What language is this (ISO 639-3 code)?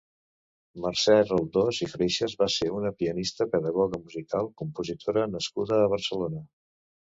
cat